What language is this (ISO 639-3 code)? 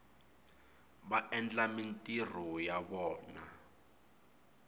tso